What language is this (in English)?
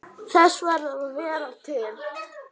Icelandic